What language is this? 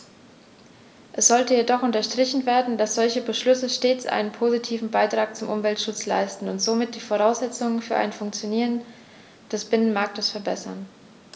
German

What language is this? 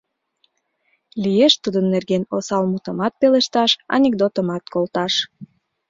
Mari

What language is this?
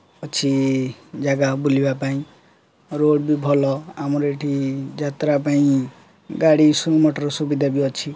Odia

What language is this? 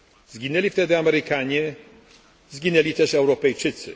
Polish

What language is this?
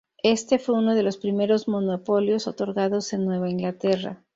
Spanish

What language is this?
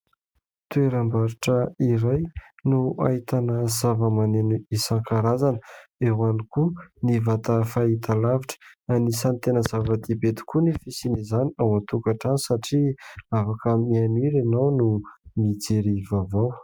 Malagasy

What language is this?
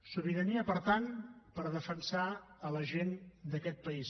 Catalan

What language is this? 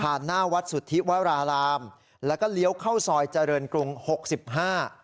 Thai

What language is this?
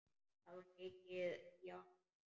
Icelandic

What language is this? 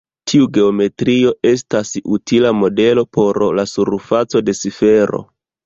Esperanto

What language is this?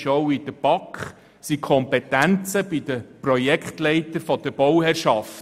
Swiss German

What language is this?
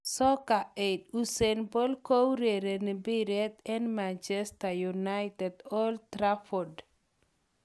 Kalenjin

